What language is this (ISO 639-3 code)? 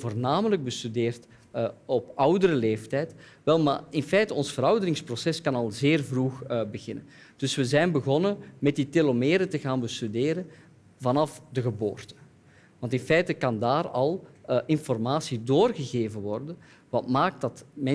nld